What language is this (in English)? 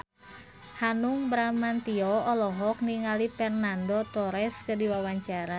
Sundanese